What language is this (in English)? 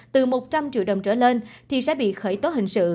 Vietnamese